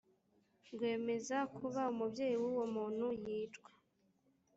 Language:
Kinyarwanda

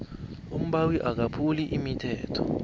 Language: South Ndebele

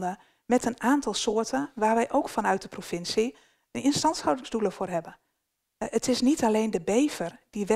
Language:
Dutch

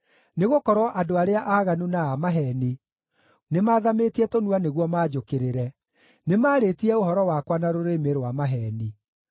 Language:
Kikuyu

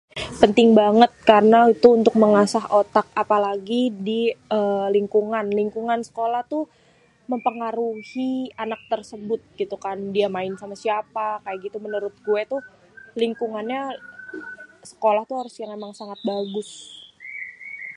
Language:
Betawi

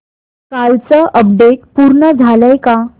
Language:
Marathi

